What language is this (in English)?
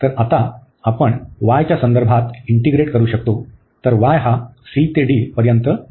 Marathi